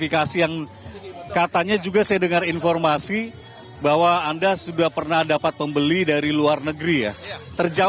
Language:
Indonesian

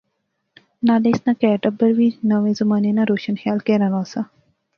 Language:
Pahari-Potwari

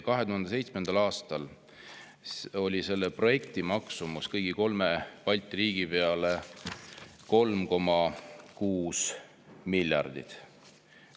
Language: Estonian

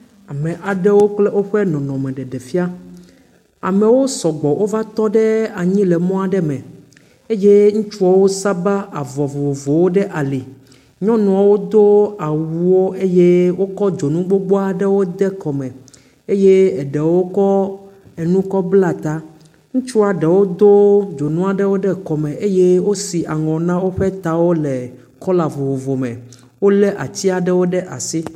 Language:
Ewe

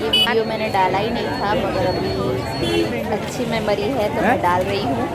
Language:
Hindi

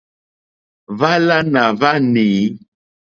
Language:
Mokpwe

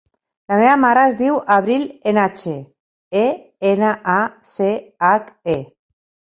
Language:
Catalan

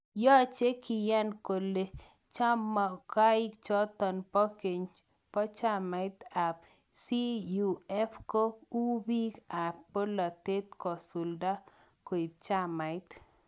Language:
Kalenjin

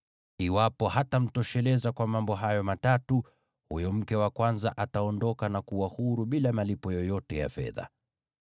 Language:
Swahili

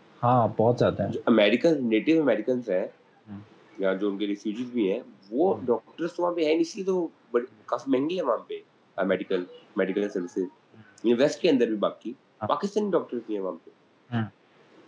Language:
Urdu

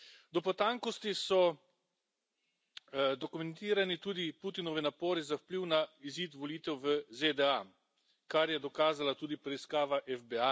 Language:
Slovenian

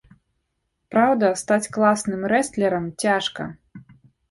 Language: Belarusian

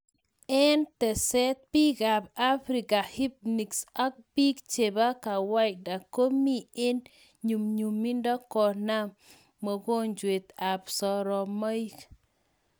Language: Kalenjin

